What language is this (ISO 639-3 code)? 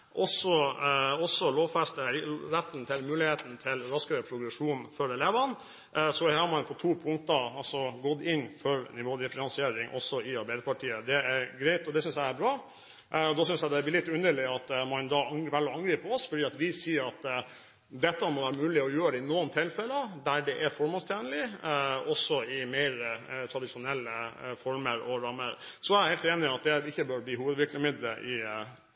nob